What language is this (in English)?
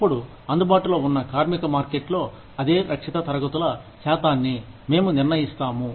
Telugu